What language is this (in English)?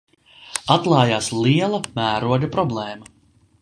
Latvian